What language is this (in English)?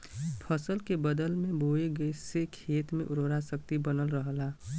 Bhojpuri